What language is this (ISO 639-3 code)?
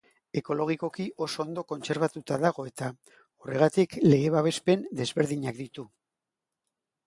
eus